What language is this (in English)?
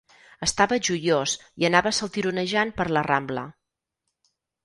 Catalan